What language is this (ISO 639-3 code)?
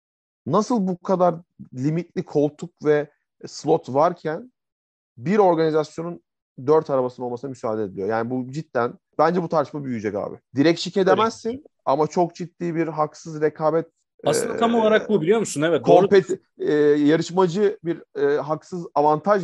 tur